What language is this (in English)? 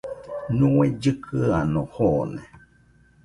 Nüpode Huitoto